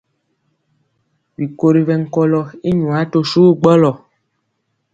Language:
Mpiemo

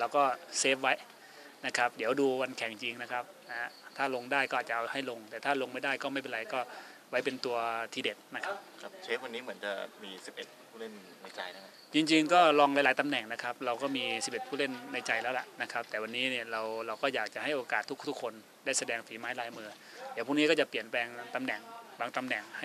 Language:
Thai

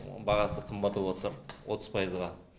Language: Kazakh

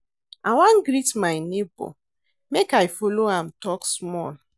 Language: Nigerian Pidgin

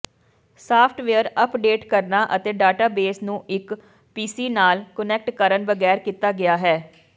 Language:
Punjabi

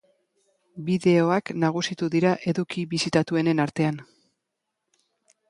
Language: Basque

